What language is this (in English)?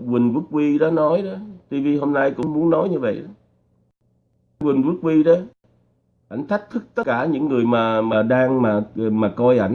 Vietnamese